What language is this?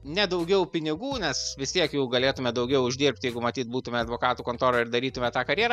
Lithuanian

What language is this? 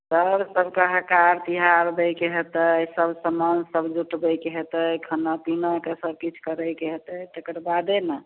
Maithili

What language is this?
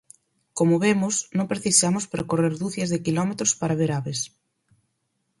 Galician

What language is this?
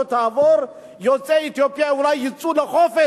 Hebrew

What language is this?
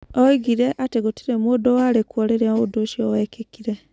Kikuyu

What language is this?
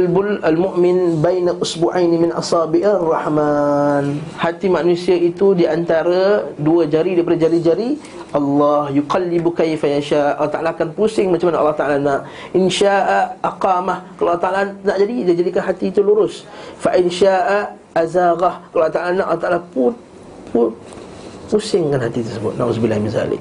Malay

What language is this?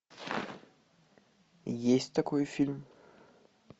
Russian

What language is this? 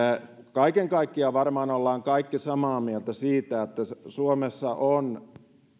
Finnish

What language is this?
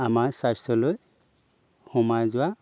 Assamese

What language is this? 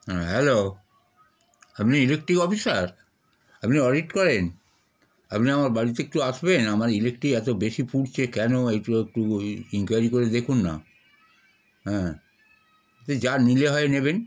Bangla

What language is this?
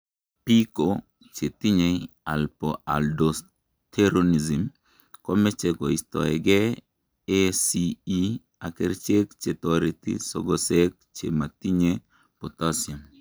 Kalenjin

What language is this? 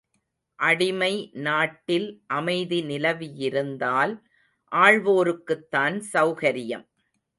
Tamil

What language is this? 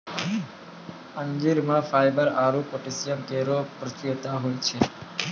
Maithili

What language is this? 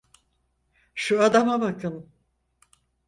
Turkish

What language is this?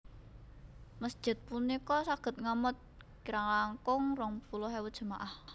Javanese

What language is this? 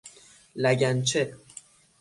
Persian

